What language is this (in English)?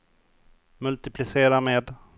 Swedish